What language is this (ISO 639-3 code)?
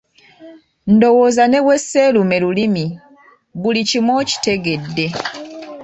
lug